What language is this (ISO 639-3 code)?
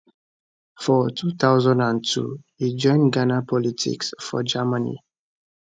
pcm